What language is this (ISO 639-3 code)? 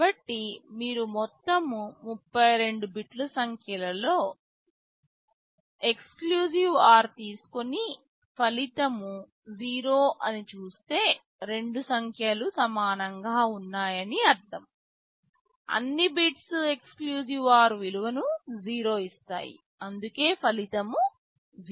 tel